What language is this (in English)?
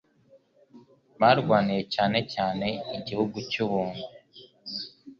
Kinyarwanda